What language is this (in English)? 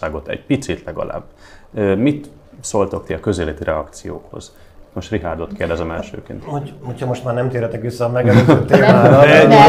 Hungarian